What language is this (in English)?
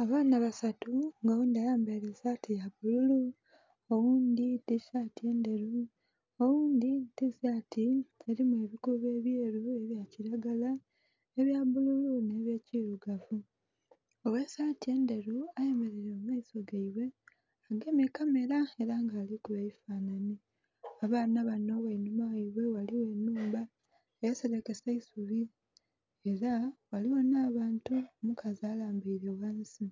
Soga